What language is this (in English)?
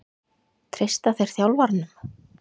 Icelandic